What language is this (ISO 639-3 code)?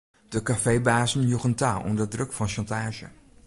fry